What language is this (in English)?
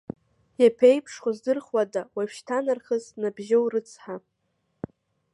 Abkhazian